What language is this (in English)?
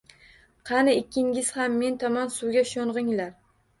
Uzbek